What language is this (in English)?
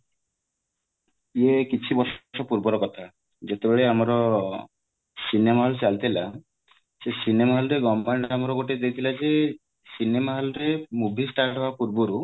Odia